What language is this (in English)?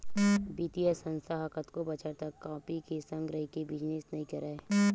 Chhattisgarhi